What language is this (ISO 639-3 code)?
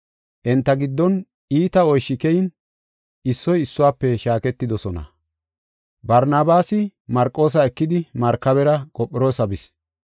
gof